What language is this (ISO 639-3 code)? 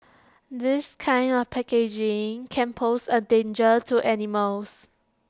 eng